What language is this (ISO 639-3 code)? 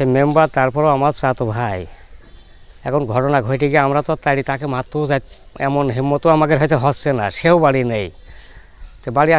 ara